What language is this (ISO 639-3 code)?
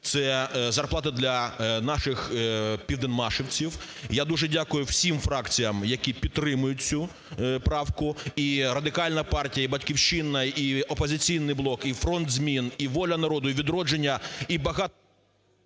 ukr